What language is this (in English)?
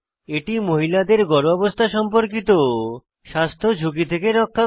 Bangla